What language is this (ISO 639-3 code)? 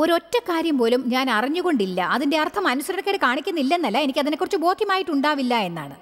mal